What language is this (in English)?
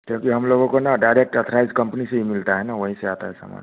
Hindi